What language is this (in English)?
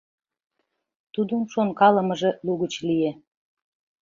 Mari